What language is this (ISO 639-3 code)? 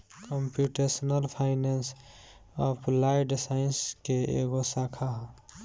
bho